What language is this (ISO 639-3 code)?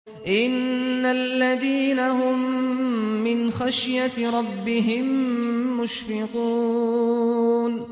ara